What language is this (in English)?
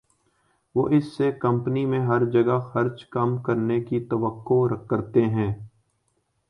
Urdu